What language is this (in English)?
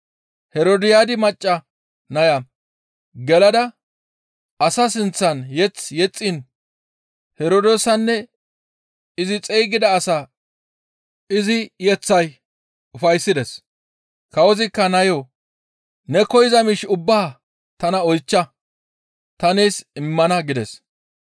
Gamo